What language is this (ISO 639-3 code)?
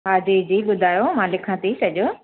snd